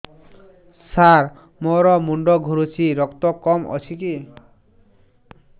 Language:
Odia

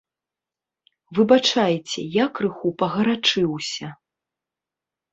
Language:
Belarusian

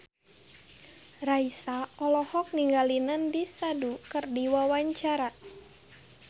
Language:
Sundanese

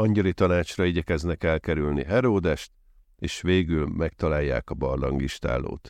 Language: Hungarian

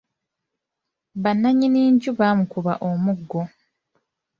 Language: Ganda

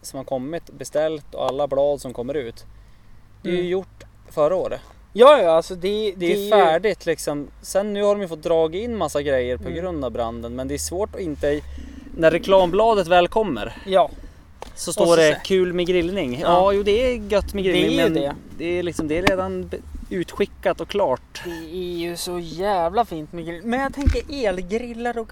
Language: Swedish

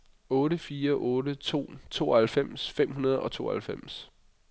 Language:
Danish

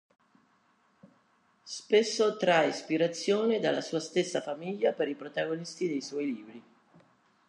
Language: Italian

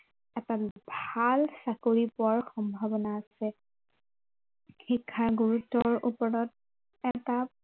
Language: Assamese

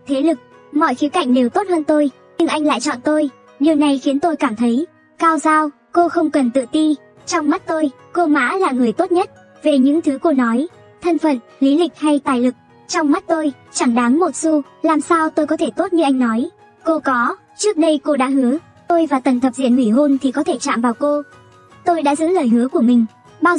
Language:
Vietnamese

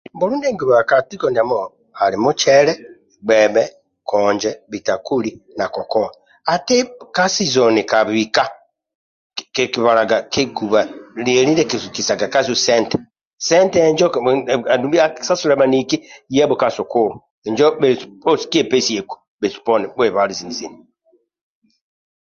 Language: Amba (Uganda)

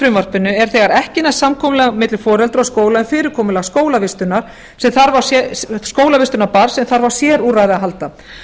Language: Icelandic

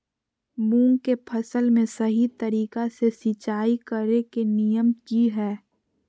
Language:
Magahi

